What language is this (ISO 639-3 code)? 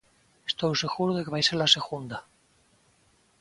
glg